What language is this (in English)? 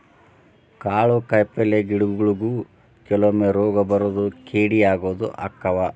Kannada